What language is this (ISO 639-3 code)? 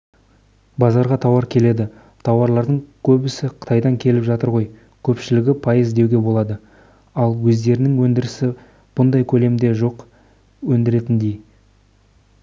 kaz